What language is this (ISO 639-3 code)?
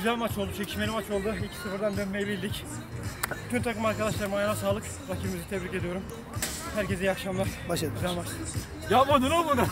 tur